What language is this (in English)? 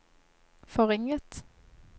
Norwegian